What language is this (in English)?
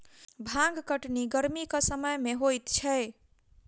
Maithili